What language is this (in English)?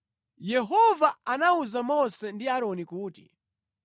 Nyanja